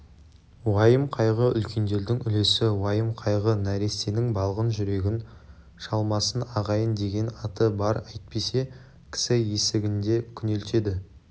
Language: Kazakh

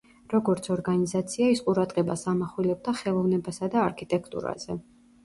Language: Georgian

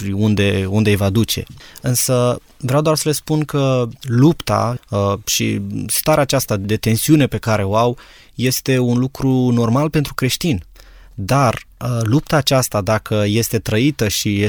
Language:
Romanian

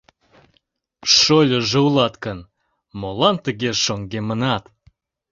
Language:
Mari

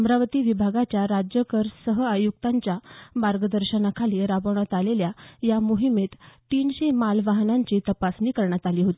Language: Marathi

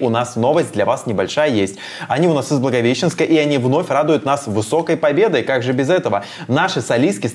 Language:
Russian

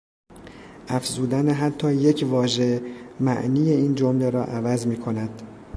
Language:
Persian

